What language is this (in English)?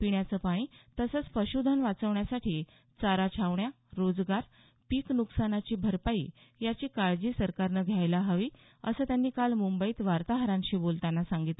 Marathi